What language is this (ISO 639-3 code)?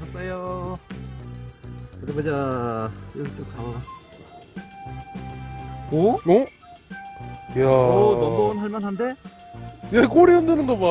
kor